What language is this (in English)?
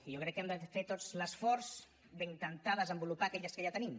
Catalan